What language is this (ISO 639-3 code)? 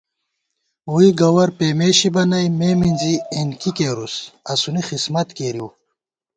gwt